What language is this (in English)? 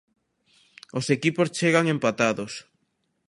Galician